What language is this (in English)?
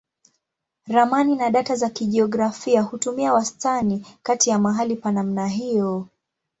Swahili